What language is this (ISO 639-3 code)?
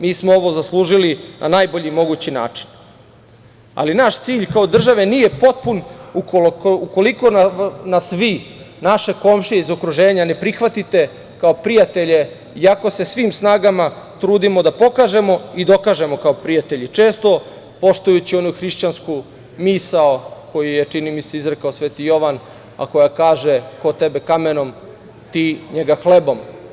srp